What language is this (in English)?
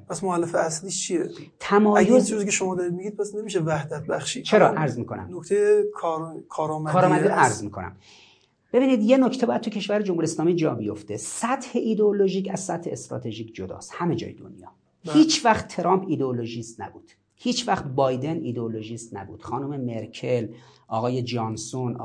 Persian